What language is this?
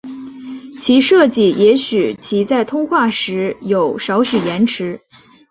Chinese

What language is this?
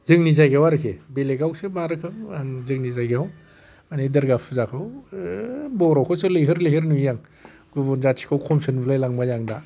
Bodo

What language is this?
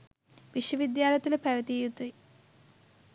Sinhala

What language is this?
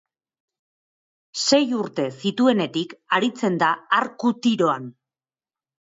Basque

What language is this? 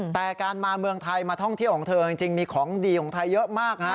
Thai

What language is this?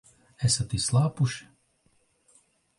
Latvian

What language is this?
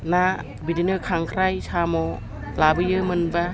Bodo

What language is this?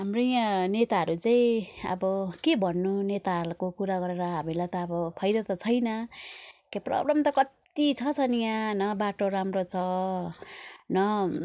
Nepali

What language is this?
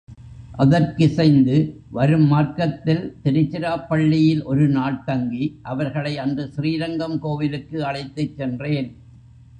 Tamil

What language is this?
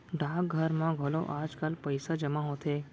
Chhattisgarhi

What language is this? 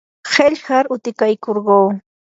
Yanahuanca Pasco Quechua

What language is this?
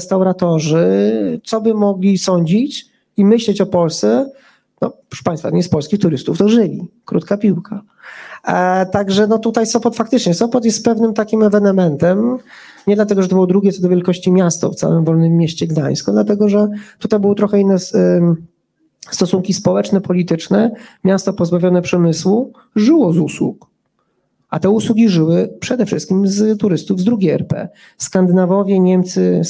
Polish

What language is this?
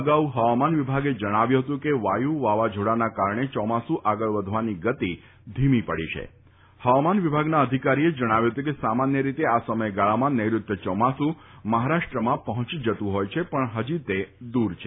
Gujarati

